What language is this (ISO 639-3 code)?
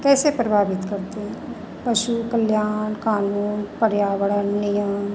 hin